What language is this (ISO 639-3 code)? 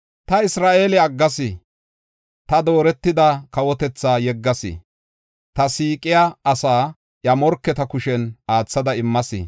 gof